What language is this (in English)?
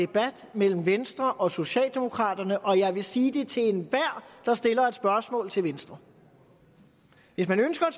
Danish